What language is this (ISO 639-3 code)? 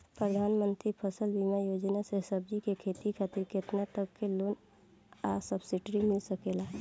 bho